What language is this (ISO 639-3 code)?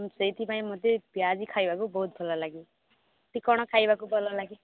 ori